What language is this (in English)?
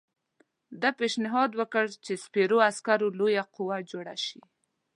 Pashto